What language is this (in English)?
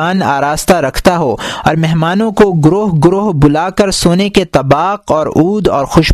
Urdu